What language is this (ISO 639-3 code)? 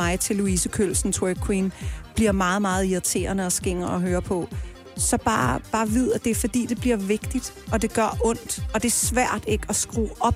dan